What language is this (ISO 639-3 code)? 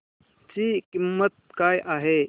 mar